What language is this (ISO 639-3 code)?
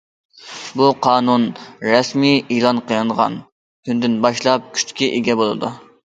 uig